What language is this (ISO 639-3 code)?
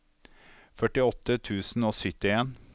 nor